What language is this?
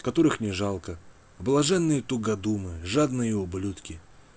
Russian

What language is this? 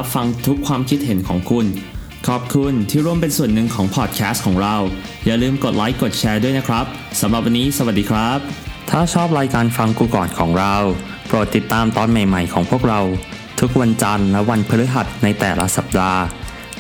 Thai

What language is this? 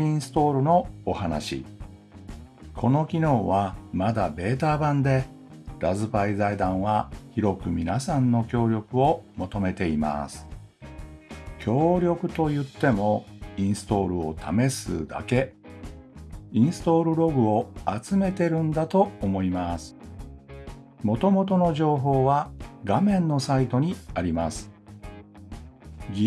Japanese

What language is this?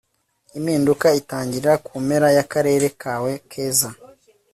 Kinyarwanda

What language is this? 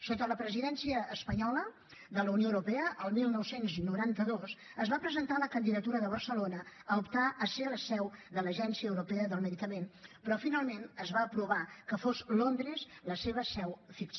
Catalan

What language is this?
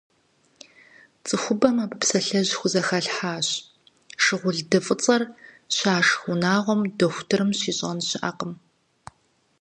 Kabardian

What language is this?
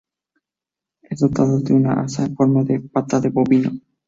Spanish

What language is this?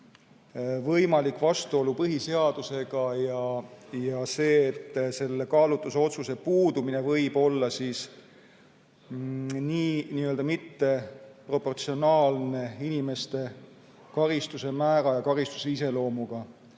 Estonian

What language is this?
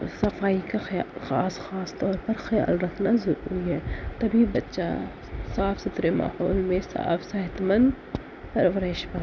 Urdu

